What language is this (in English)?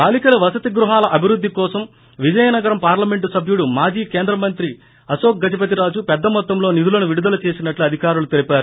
Telugu